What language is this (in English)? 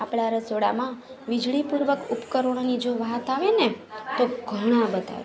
Gujarati